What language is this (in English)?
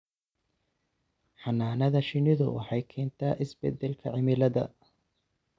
Somali